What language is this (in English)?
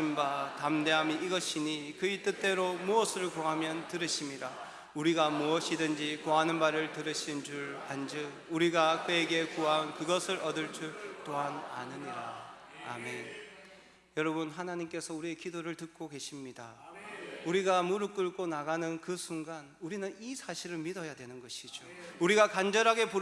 Korean